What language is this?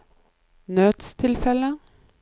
Norwegian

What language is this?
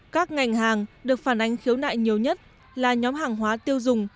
Vietnamese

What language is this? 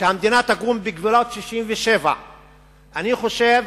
Hebrew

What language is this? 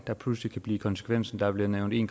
Danish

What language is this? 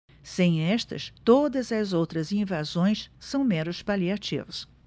Portuguese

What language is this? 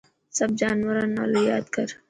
Dhatki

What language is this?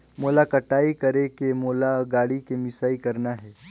Chhattisgarhi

